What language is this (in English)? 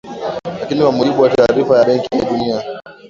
Swahili